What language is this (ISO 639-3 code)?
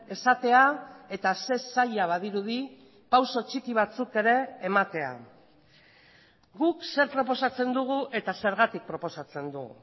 eus